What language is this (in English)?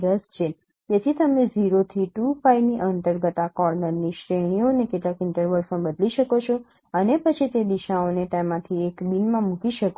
Gujarati